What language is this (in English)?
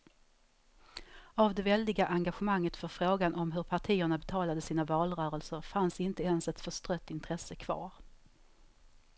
Swedish